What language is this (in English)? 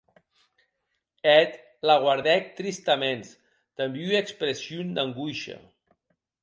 Occitan